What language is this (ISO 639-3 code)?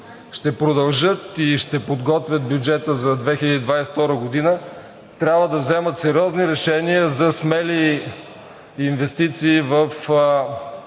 bul